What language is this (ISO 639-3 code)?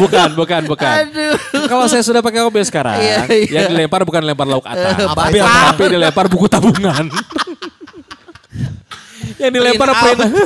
ind